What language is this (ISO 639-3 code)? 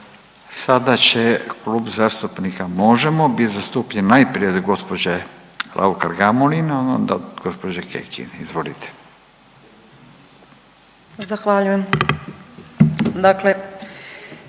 hrv